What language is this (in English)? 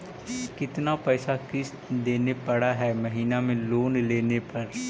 Magahi